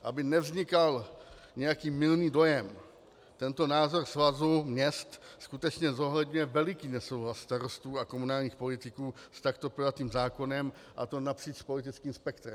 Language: Czech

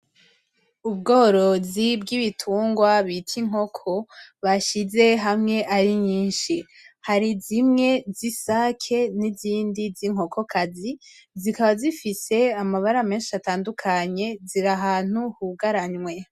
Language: Rundi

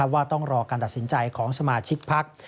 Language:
Thai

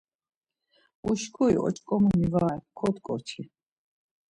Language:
Laz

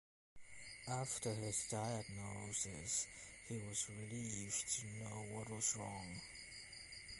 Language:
English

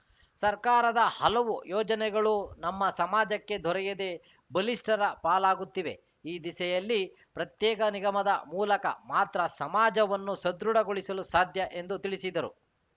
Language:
Kannada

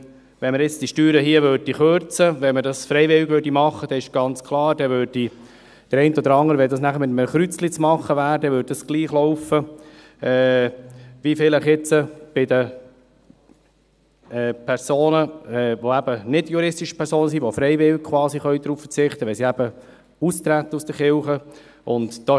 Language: Swiss German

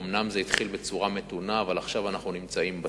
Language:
Hebrew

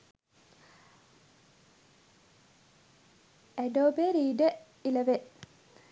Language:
Sinhala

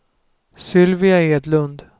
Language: Swedish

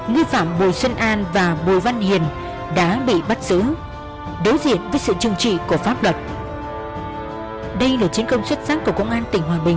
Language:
Vietnamese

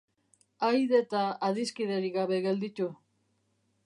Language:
Basque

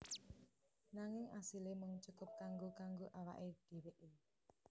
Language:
Javanese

